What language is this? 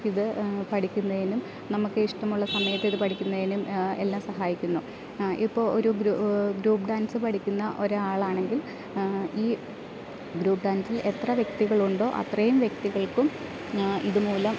Malayalam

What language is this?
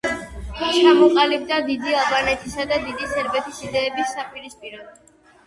Georgian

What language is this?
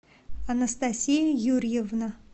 Russian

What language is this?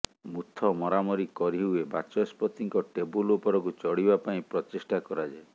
Odia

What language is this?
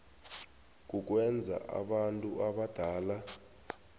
South Ndebele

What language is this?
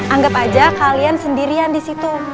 Indonesian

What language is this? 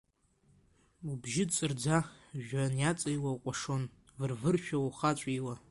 Abkhazian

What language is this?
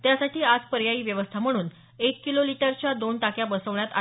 Marathi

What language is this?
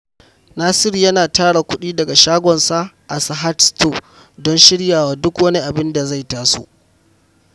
Hausa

